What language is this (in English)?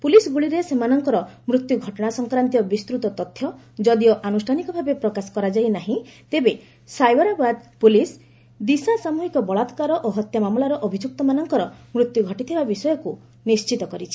Odia